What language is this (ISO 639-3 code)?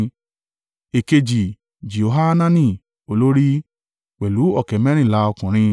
yor